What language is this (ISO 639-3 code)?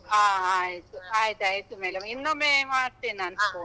kan